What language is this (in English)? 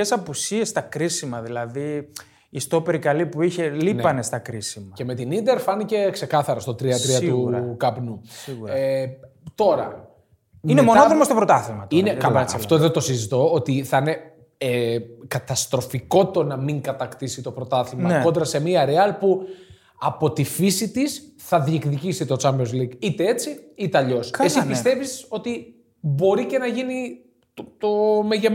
Greek